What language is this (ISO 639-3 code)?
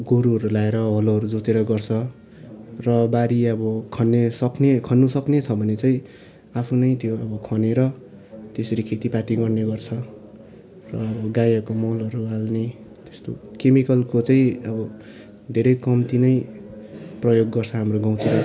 nep